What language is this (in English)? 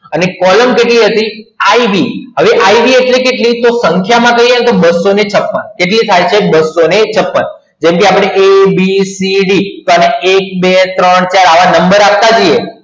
Gujarati